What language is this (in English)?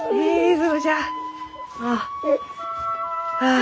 Japanese